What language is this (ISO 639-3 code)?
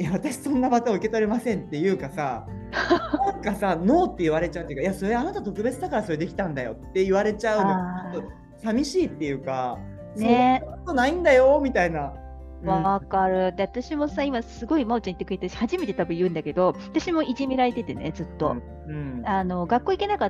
jpn